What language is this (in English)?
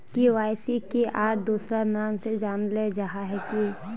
Magahi